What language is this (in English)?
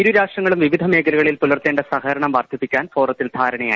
Malayalam